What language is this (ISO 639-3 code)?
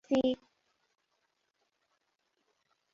swa